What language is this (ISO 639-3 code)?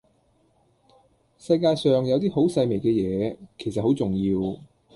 yue